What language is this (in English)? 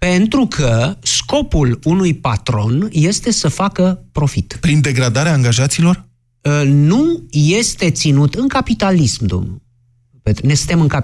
Romanian